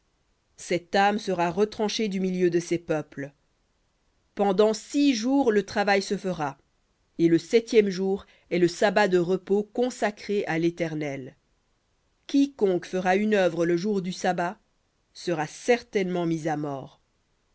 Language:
French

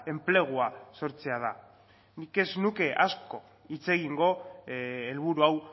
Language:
Basque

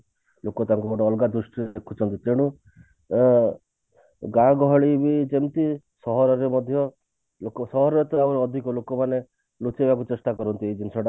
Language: Odia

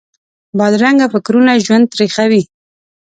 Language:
Pashto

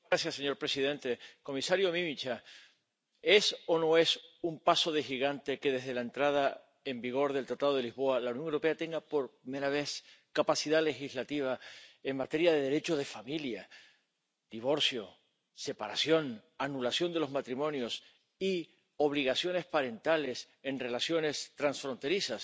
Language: Spanish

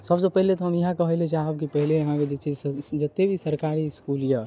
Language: Maithili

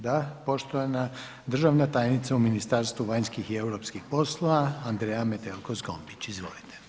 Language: Croatian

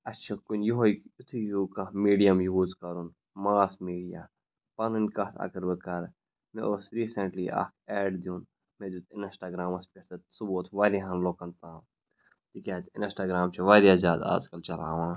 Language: Kashmiri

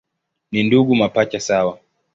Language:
Swahili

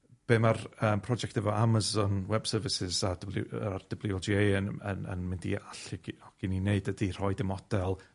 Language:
Welsh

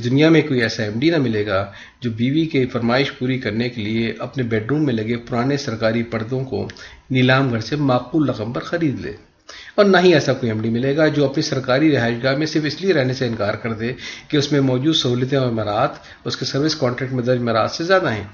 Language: Urdu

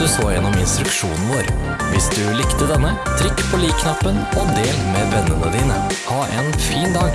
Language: Norwegian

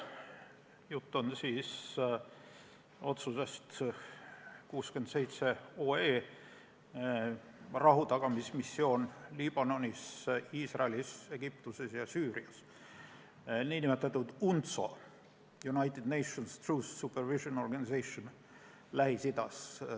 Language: Estonian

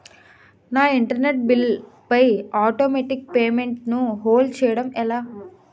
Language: Telugu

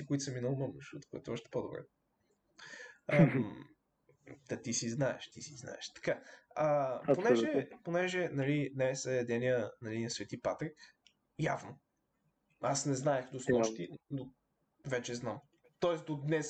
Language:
Bulgarian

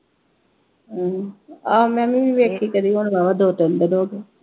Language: Punjabi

